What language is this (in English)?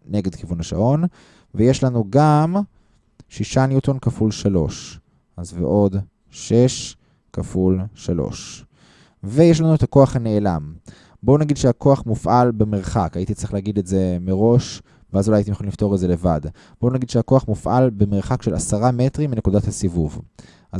Hebrew